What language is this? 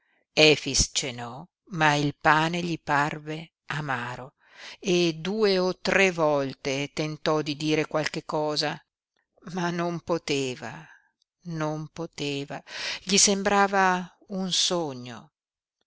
Italian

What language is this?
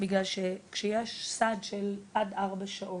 Hebrew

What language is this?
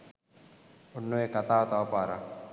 Sinhala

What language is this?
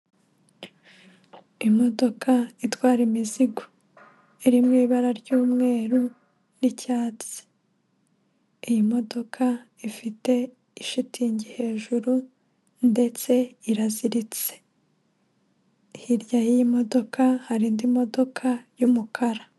Kinyarwanda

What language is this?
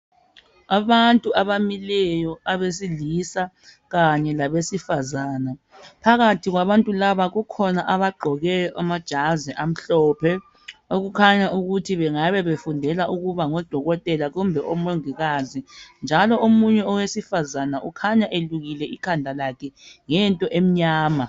North Ndebele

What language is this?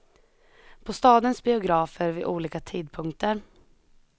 Swedish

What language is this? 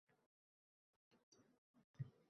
Uzbek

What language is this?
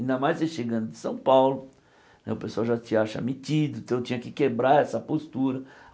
Portuguese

